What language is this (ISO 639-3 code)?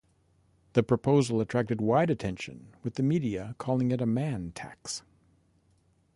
eng